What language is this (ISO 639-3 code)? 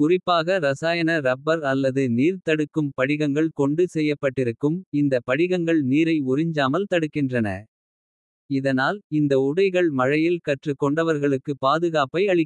kfe